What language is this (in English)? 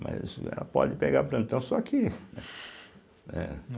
Portuguese